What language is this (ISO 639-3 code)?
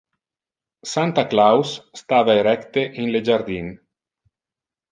ina